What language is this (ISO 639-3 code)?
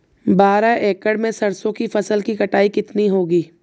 hin